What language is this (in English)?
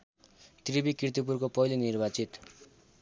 Nepali